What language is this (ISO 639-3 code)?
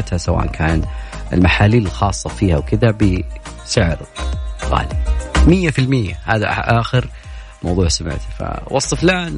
ara